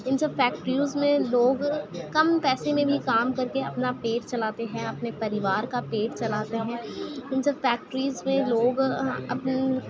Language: Urdu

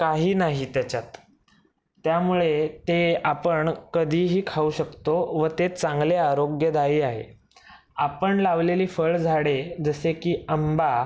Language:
Marathi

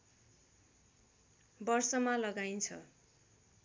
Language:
Nepali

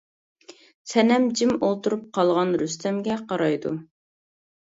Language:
Uyghur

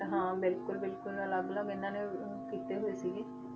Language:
Punjabi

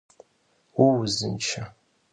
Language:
Kabardian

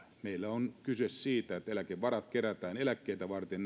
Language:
Finnish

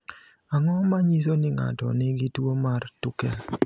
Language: Luo (Kenya and Tanzania)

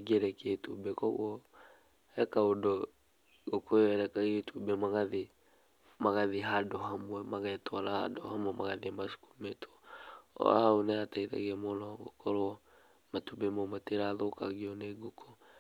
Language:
Kikuyu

